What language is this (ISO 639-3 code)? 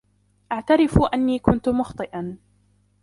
ara